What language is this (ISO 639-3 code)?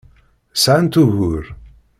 kab